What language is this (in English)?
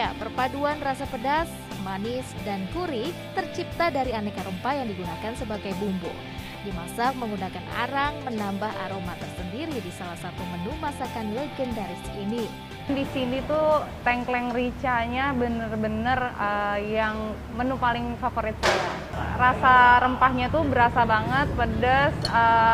Indonesian